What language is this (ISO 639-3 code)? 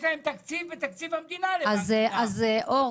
heb